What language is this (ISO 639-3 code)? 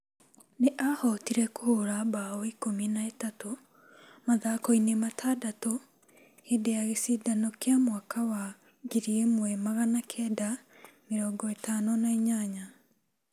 kik